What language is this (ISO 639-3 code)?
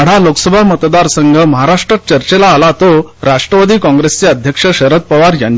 mar